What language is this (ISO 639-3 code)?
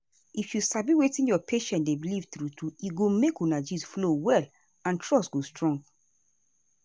pcm